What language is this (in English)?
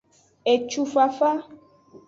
Aja (Benin)